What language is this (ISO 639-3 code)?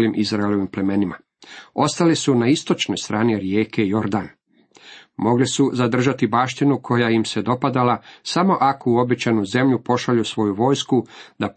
hrv